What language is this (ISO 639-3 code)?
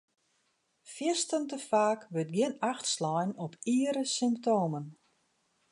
fry